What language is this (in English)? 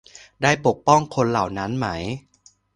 Thai